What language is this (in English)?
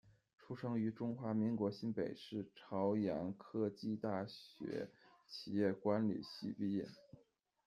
Chinese